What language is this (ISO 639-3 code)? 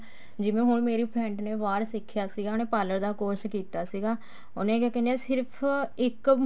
pan